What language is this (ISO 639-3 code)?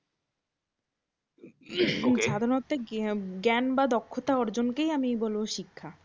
ben